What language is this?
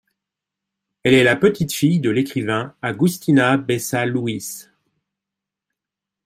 French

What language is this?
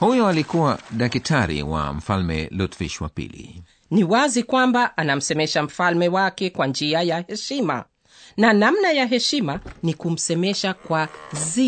Swahili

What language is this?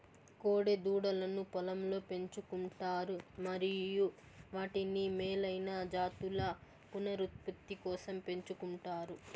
Telugu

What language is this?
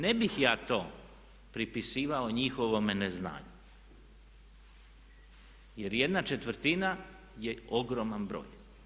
Croatian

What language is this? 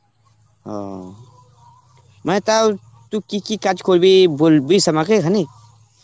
Bangla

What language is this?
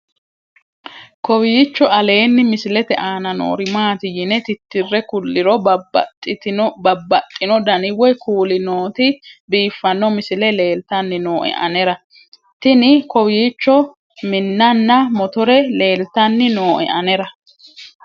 Sidamo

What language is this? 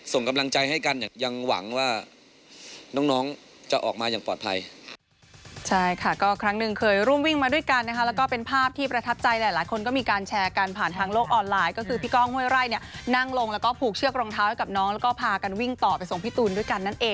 Thai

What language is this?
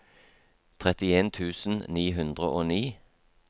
Norwegian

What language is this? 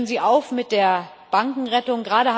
German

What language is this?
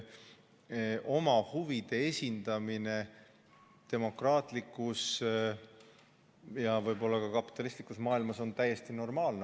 Estonian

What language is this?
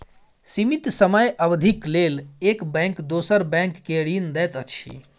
Maithili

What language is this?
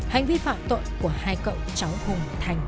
Vietnamese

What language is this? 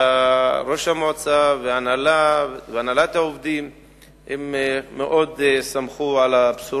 Hebrew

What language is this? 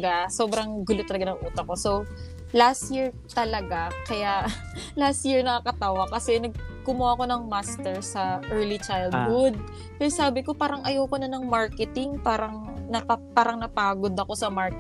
Filipino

